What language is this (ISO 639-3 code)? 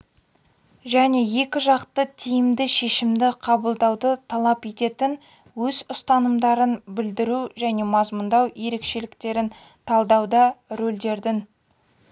kaz